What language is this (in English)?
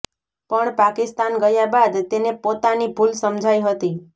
Gujarati